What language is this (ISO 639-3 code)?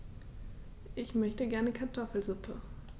deu